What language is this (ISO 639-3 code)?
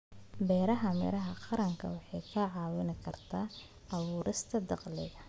som